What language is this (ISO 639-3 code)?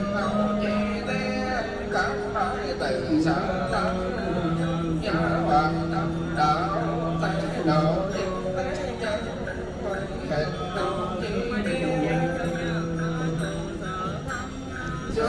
vie